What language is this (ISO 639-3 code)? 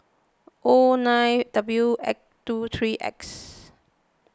eng